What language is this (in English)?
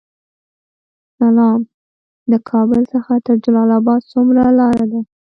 Pashto